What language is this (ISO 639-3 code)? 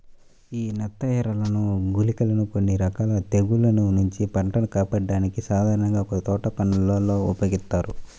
tel